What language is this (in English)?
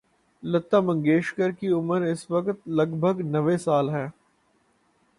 Urdu